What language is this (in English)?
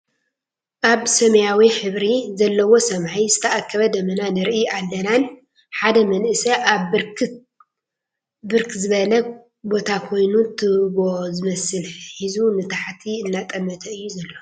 Tigrinya